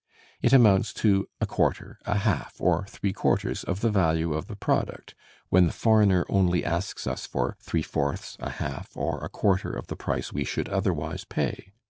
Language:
English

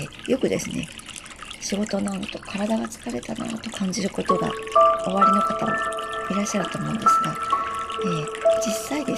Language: Japanese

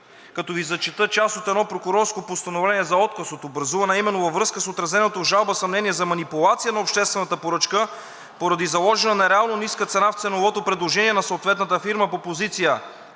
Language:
Bulgarian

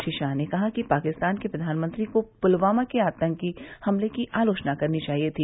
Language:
Hindi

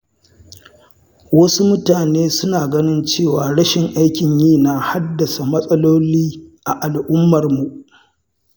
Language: Hausa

